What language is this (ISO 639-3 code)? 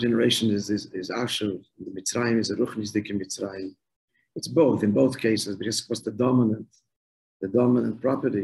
eng